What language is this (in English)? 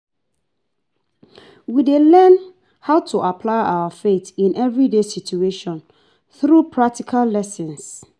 Nigerian Pidgin